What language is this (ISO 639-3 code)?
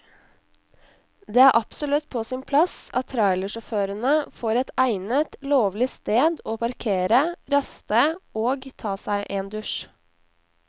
nor